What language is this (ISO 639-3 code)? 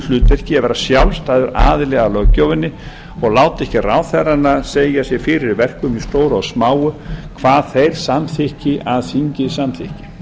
isl